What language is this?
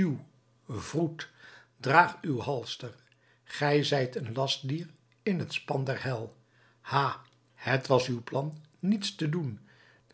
Dutch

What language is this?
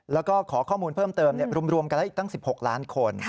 Thai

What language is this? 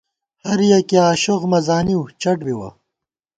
Gawar-Bati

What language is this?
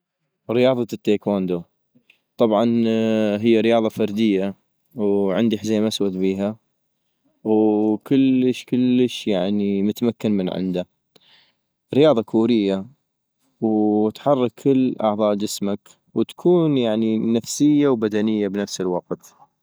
North Mesopotamian Arabic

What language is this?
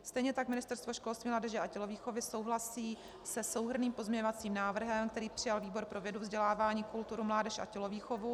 Czech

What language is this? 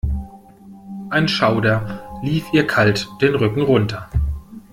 German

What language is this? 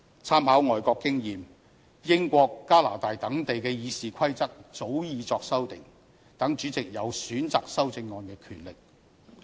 Cantonese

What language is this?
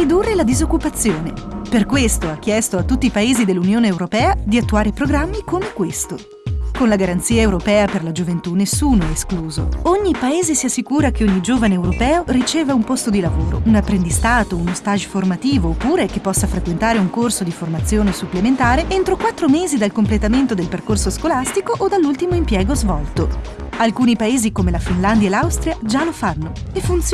Italian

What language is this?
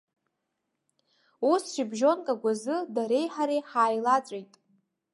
Abkhazian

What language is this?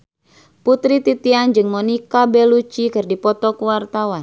Sundanese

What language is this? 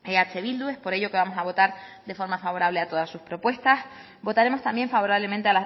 Spanish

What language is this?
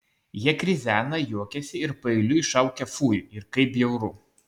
Lithuanian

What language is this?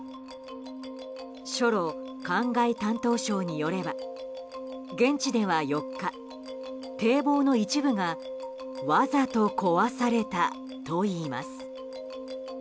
Japanese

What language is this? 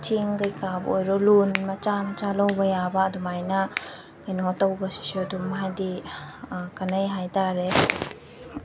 Manipuri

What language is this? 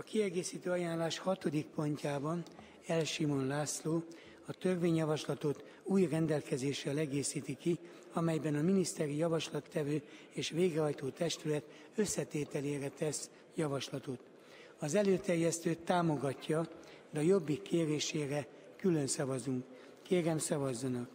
Hungarian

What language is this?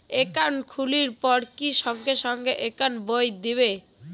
Bangla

